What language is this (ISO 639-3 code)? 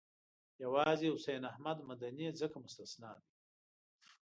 pus